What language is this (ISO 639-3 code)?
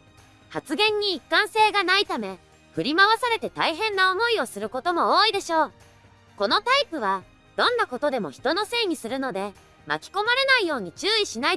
jpn